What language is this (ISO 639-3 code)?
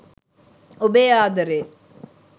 sin